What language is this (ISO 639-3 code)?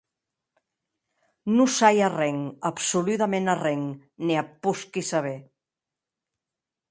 oci